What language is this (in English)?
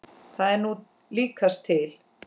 Icelandic